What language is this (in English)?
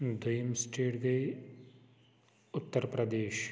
Kashmiri